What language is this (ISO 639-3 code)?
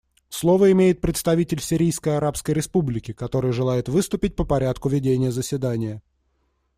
rus